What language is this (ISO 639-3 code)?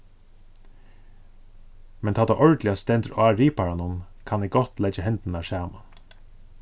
fao